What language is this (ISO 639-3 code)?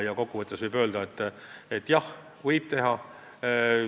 est